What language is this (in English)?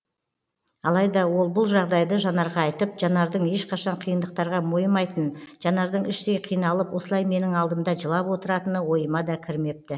Kazakh